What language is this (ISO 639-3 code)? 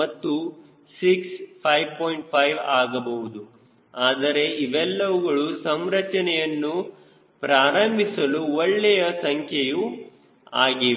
kan